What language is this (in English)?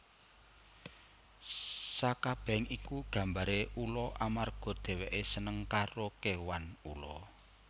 Javanese